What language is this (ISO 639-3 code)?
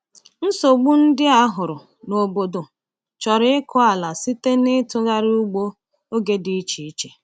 ibo